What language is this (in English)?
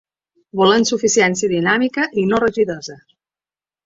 Catalan